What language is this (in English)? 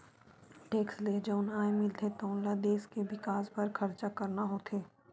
Chhattisgarhi